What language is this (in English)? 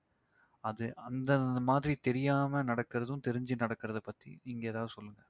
Tamil